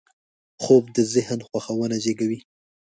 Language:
Pashto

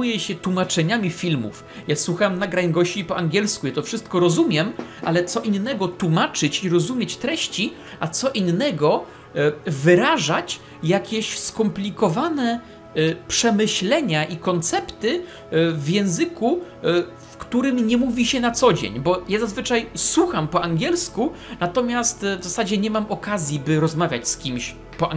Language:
Polish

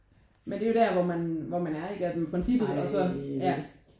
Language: Danish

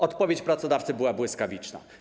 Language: Polish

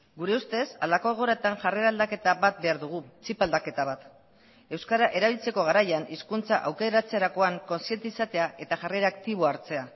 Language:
Basque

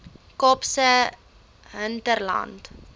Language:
Afrikaans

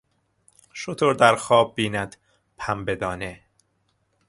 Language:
Persian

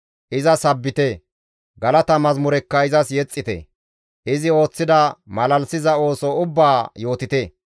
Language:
Gamo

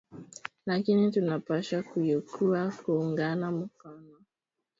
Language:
Swahili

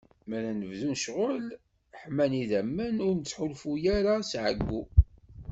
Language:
Kabyle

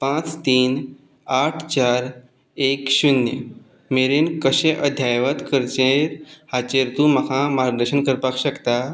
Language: Konkani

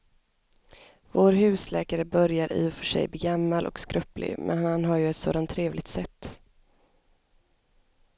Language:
Swedish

